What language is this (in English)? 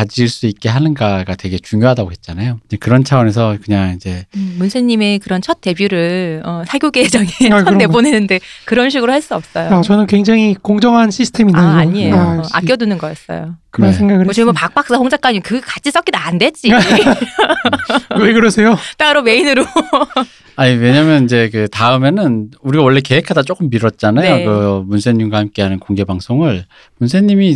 Korean